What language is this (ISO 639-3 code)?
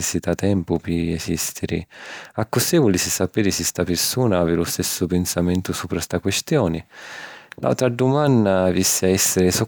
scn